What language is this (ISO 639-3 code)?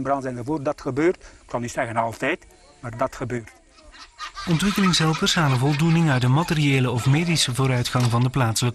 nld